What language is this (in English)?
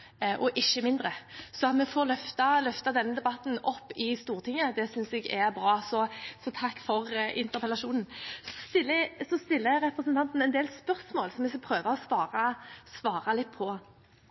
Norwegian Bokmål